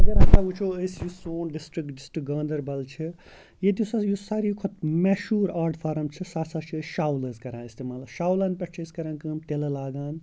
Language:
Kashmiri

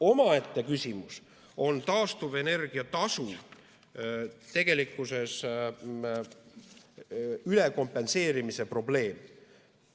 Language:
Estonian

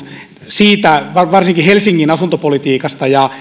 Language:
Finnish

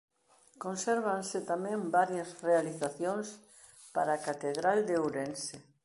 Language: Galician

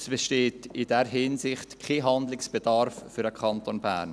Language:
Swiss German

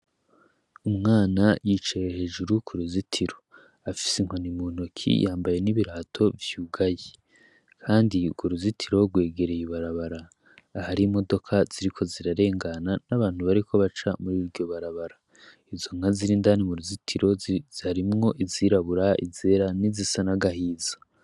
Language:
Rundi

